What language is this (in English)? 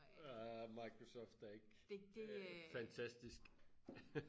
Danish